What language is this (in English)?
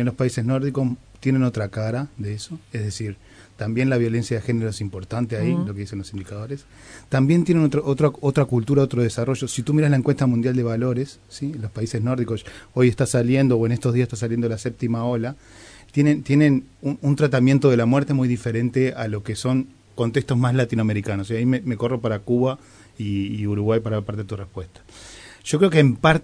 Spanish